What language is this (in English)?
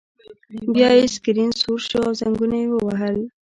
Pashto